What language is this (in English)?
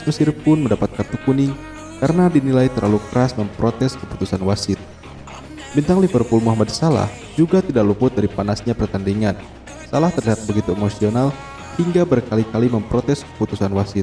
Indonesian